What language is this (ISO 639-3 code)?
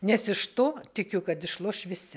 lit